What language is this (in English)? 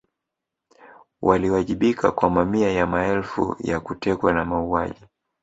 Swahili